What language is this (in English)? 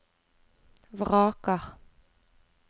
Norwegian